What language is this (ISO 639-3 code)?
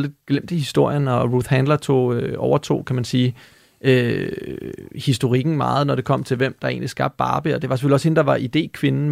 dan